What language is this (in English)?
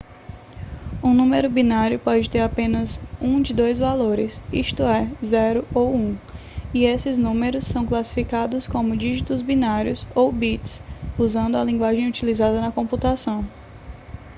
Portuguese